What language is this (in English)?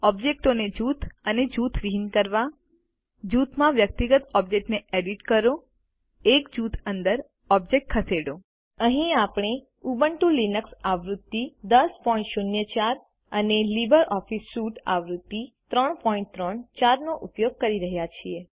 Gujarati